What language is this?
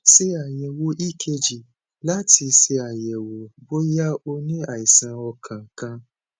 Yoruba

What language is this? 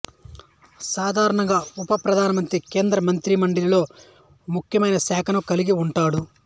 Telugu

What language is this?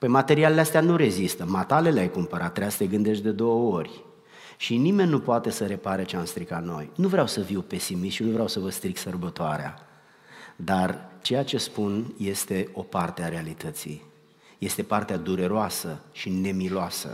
Romanian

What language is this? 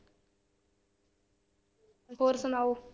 Punjabi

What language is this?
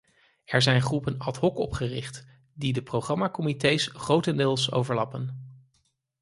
Dutch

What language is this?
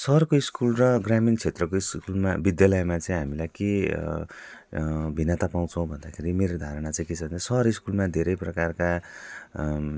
Nepali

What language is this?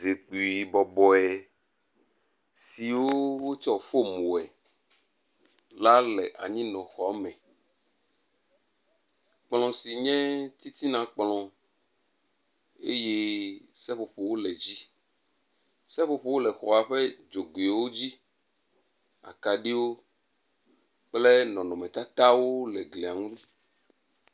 Ewe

